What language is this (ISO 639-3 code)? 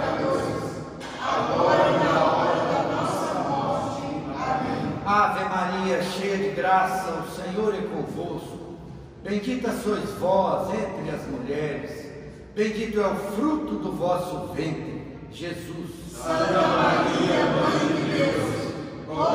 por